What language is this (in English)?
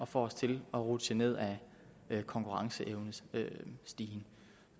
Danish